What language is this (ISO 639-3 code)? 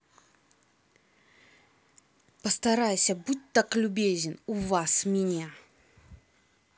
rus